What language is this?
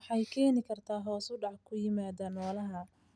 Somali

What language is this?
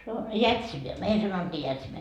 Finnish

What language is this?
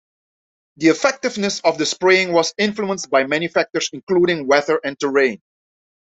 English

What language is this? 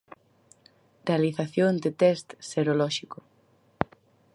Galician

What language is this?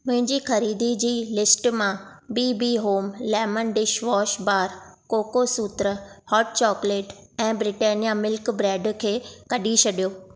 Sindhi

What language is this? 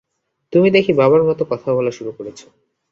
Bangla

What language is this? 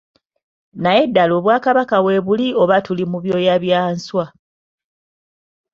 Ganda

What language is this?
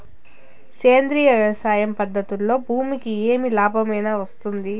Telugu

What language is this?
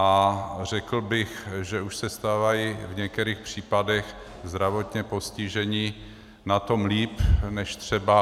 Czech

